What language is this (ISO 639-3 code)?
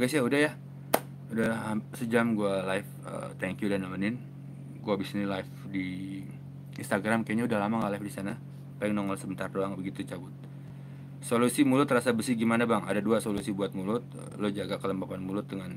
ind